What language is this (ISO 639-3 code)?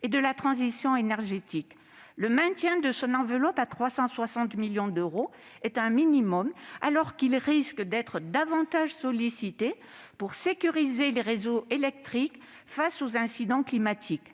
fra